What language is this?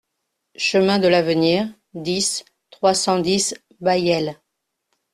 French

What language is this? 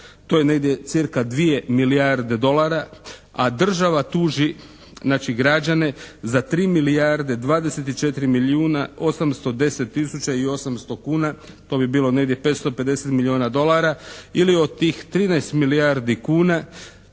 Croatian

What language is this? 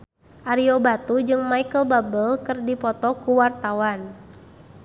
Sundanese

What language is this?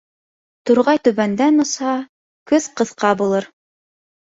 Bashkir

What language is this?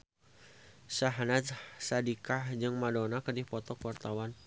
Sundanese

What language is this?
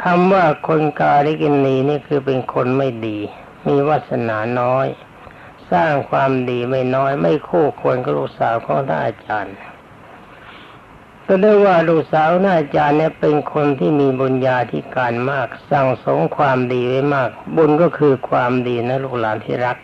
Thai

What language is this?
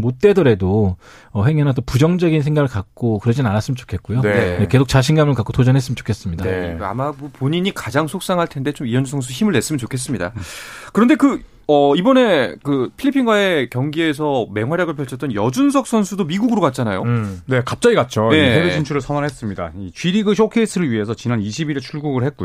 Korean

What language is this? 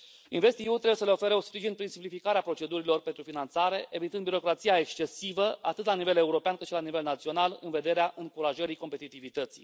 Romanian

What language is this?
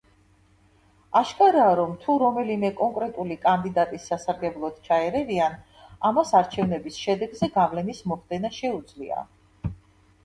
Georgian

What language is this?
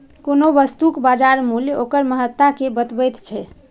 Maithili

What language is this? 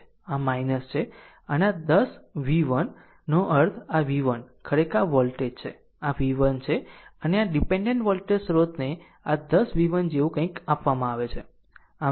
Gujarati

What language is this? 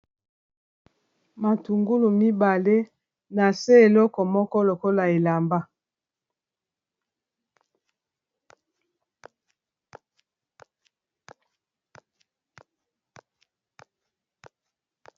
Lingala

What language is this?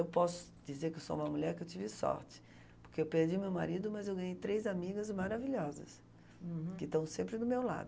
Portuguese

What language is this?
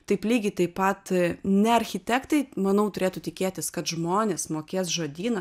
Lithuanian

